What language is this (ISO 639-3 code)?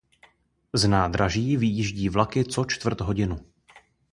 ces